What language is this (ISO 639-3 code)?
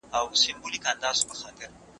pus